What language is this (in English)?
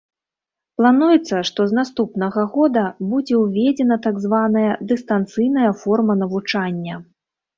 Belarusian